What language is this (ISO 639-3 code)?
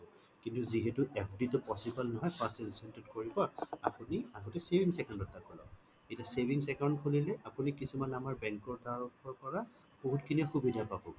asm